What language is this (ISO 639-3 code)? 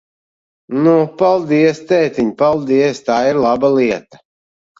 lav